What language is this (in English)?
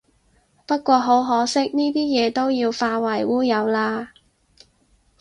Cantonese